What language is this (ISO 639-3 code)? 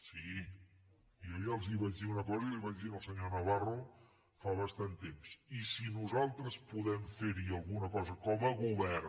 cat